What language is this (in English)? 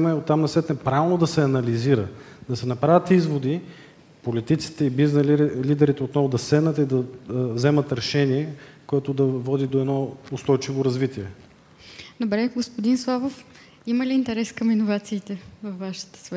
Bulgarian